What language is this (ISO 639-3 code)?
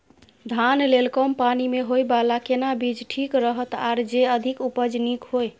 mai